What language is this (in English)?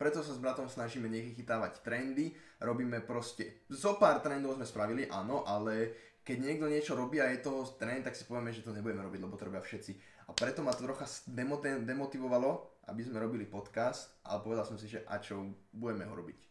Slovak